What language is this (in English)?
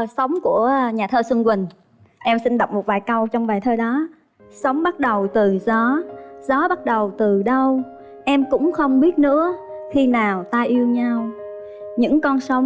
Vietnamese